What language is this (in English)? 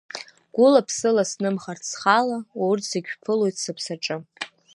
Abkhazian